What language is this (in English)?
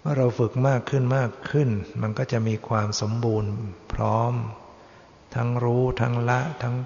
Thai